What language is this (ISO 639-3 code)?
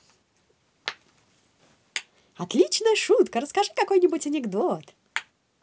rus